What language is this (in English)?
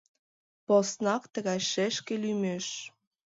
Mari